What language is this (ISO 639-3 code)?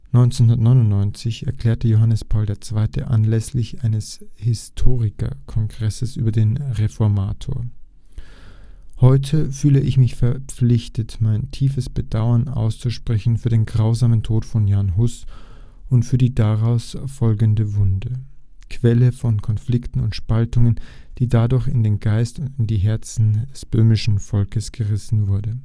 deu